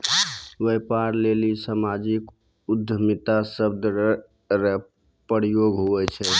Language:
Maithili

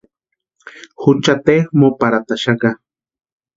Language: Western Highland Purepecha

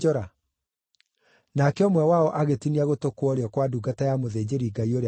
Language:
Kikuyu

